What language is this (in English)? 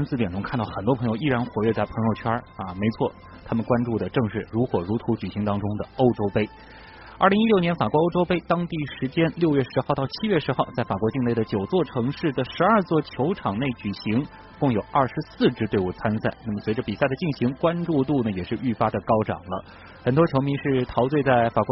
Chinese